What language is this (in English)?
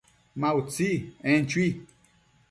Matsés